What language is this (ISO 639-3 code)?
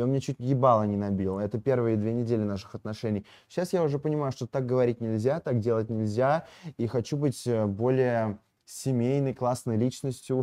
rus